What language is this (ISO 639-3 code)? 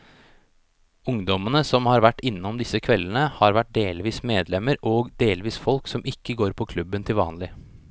nor